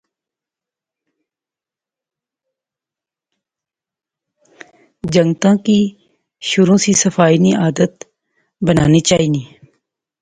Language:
Pahari-Potwari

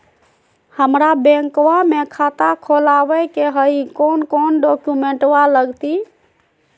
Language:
Magahi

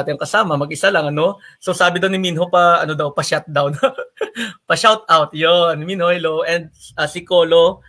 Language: Filipino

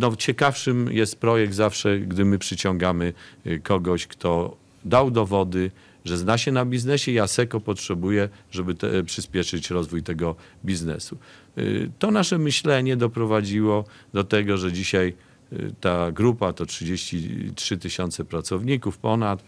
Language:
Polish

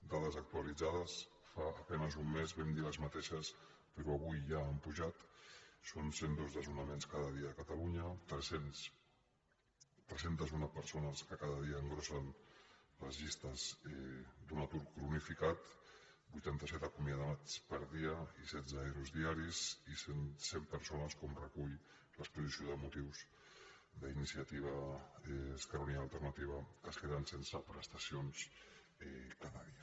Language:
Catalan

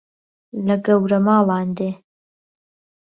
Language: Central Kurdish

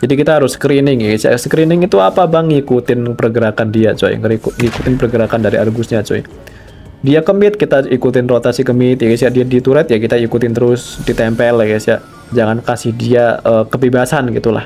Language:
Indonesian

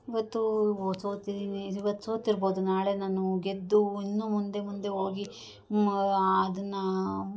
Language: Kannada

